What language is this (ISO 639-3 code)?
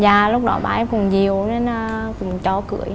vie